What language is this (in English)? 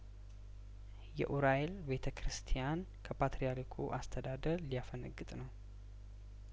Amharic